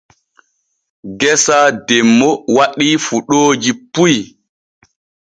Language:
Borgu Fulfulde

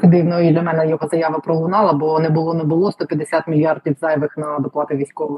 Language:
Ukrainian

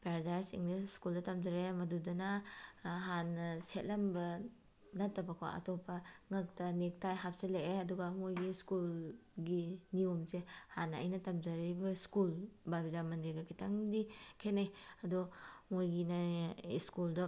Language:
Manipuri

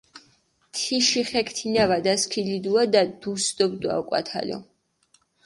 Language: Mingrelian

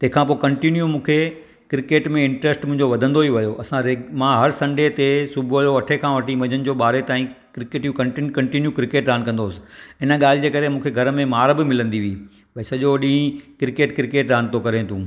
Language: Sindhi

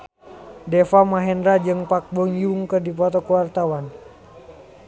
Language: Sundanese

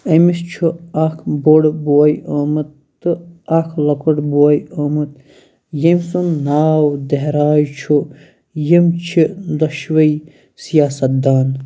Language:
Kashmiri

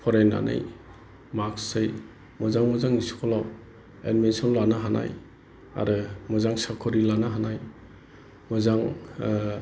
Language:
Bodo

